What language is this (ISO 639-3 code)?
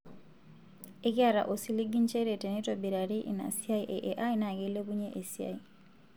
mas